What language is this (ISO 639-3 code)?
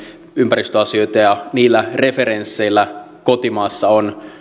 fin